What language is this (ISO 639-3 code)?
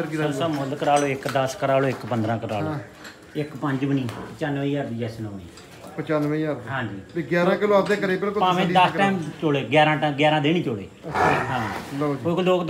pan